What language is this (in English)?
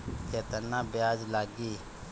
Bhojpuri